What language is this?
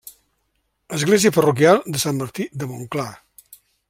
Catalan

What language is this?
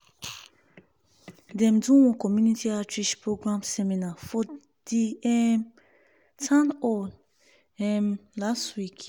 Nigerian Pidgin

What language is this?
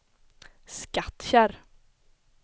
Swedish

